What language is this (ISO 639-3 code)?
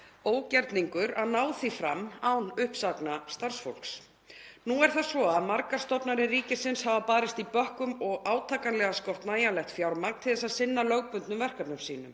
isl